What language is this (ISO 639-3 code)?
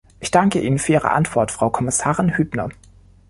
deu